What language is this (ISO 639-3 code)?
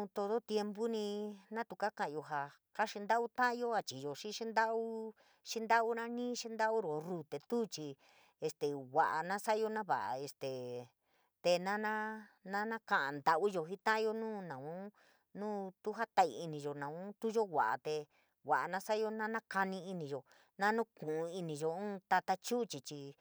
mig